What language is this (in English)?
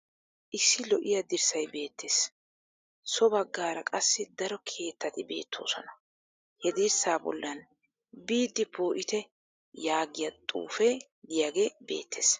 Wolaytta